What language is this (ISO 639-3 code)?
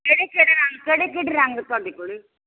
pan